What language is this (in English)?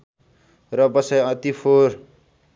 Nepali